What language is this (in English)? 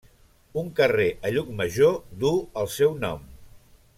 Catalan